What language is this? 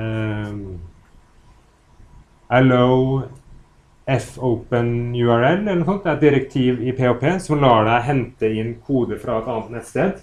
Norwegian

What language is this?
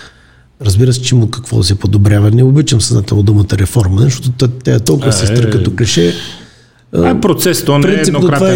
Bulgarian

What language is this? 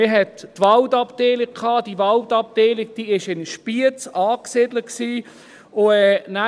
Swiss German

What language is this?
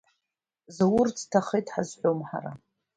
Abkhazian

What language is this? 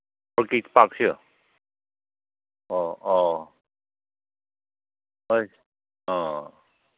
Manipuri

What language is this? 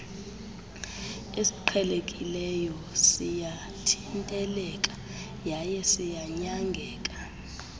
Xhosa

